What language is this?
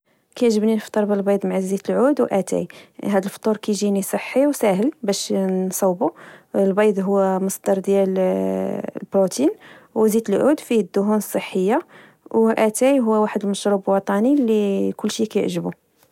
Moroccan Arabic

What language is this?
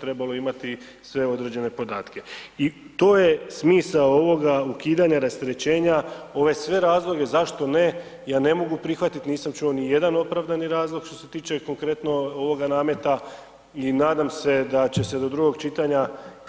Croatian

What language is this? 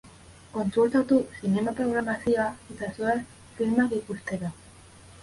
Basque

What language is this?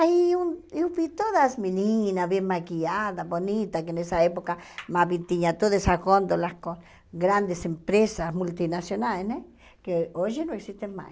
Portuguese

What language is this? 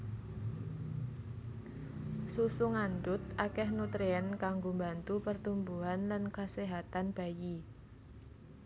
Javanese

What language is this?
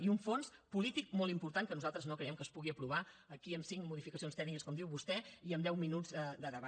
Catalan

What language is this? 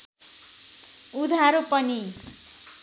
Nepali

